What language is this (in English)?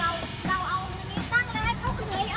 Thai